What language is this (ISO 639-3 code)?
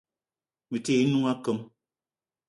eto